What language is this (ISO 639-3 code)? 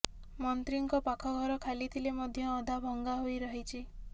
ori